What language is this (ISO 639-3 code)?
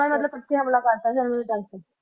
pan